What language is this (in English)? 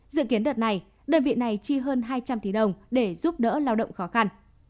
Vietnamese